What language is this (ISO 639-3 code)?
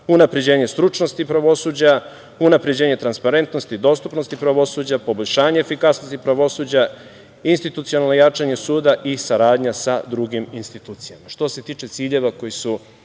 srp